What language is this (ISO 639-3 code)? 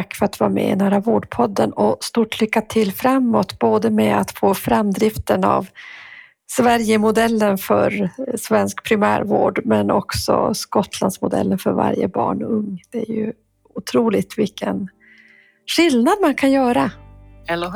swe